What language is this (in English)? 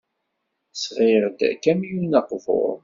Kabyle